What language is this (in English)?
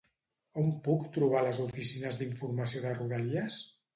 Catalan